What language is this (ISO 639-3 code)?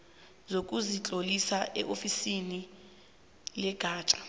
nbl